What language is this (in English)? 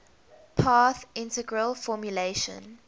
English